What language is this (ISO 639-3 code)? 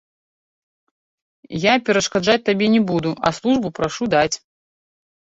bel